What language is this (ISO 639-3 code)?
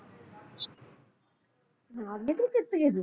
pan